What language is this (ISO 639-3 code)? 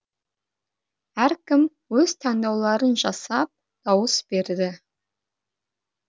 kaz